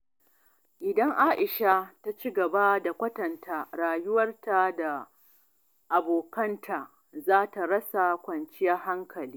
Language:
Hausa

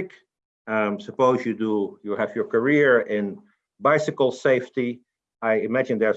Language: English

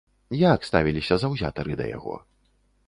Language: Belarusian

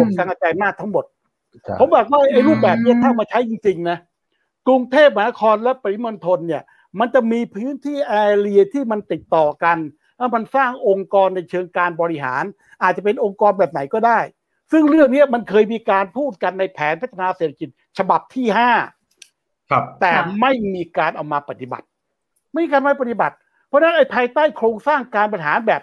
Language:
Thai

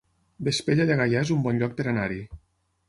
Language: Catalan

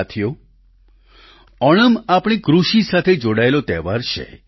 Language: Gujarati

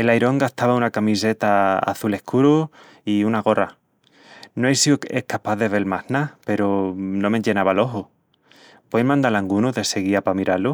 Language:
Extremaduran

